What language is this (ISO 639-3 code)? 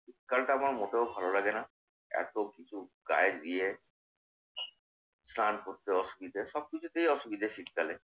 ben